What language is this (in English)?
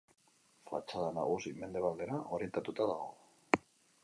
Basque